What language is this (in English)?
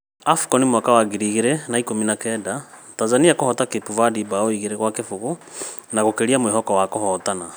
Kikuyu